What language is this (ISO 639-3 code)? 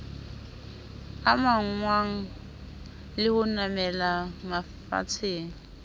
sot